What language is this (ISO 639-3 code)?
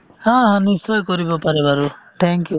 asm